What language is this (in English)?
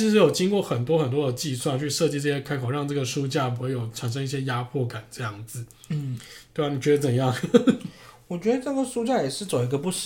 Chinese